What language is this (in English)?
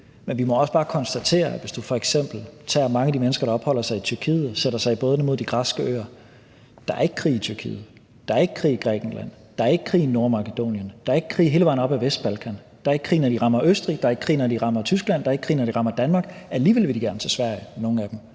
Danish